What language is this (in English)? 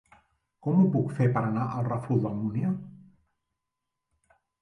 Catalan